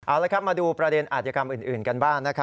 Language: Thai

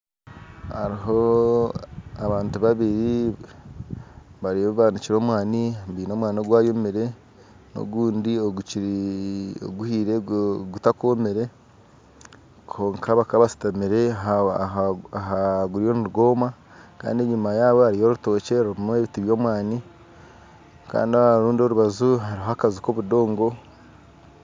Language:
Nyankole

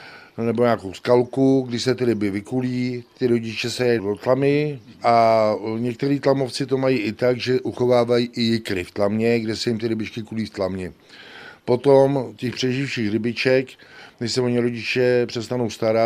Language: Czech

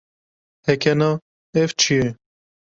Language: Kurdish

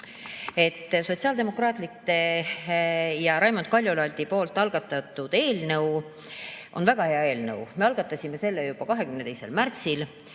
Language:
Estonian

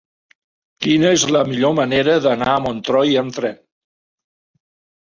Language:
Catalan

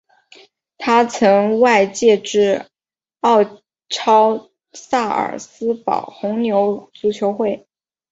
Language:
Chinese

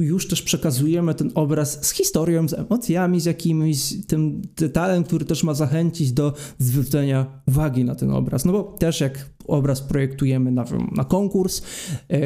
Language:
Polish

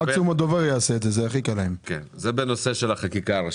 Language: Hebrew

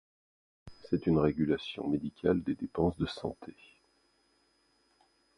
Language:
French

